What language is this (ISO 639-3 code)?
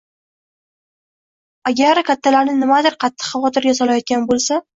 uzb